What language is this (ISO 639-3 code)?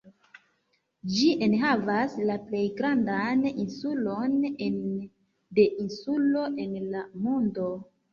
epo